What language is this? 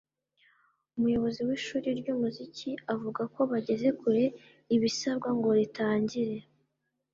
Kinyarwanda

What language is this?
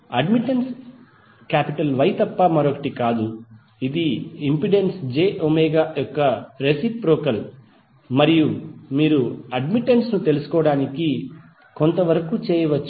Telugu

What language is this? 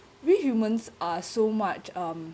English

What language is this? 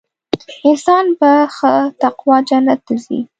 Pashto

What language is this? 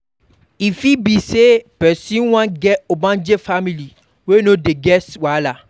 Nigerian Pidgin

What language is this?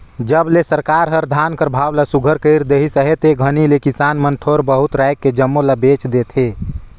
Chhattisgarhi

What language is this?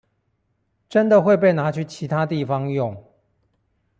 Chinese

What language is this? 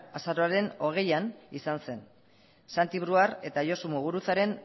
Basque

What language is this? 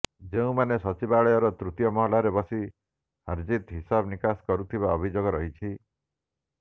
Odia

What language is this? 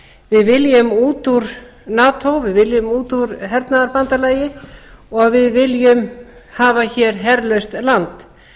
Icelandic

